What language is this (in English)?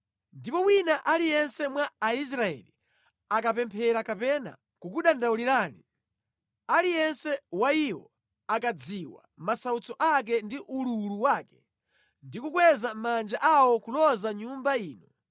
Nyanja